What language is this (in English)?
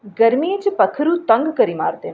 Dogri